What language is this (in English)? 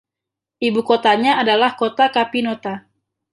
Indonesian